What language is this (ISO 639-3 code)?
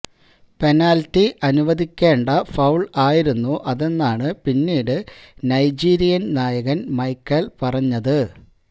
mal